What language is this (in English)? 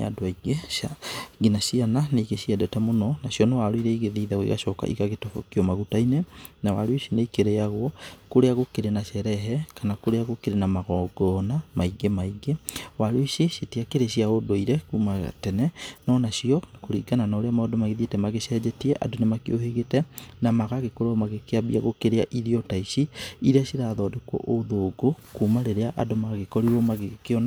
Kikuyu